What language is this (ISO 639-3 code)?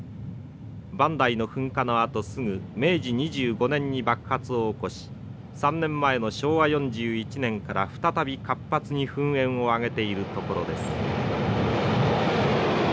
jpn